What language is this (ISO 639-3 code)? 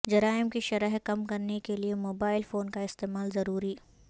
urd